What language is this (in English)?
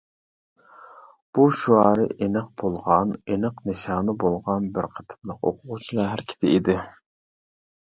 Uyghur